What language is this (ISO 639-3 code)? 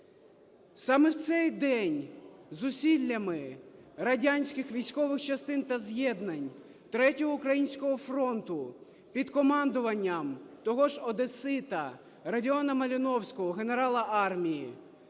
ukr